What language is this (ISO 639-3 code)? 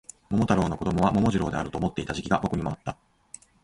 jpn